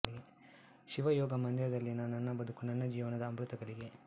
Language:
Kannada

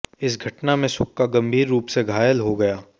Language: Hindi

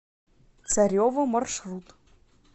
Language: Russian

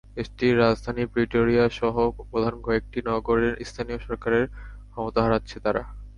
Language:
Bangla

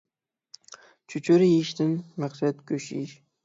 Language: Uyghur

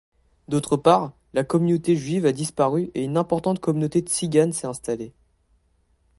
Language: French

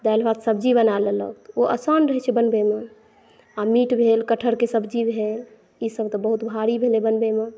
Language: Maithili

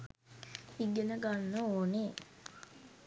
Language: Sinhala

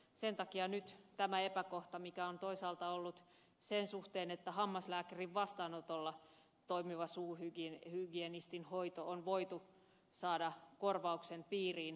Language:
Finnish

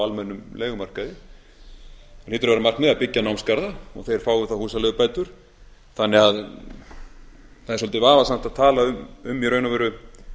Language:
Icelandic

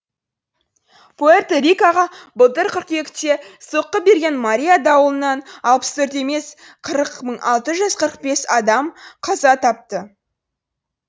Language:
Kazakh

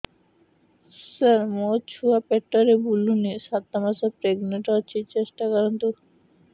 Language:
Odia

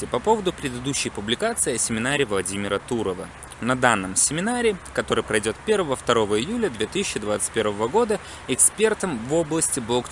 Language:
Russian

